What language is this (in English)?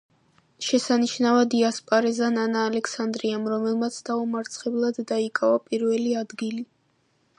Georgian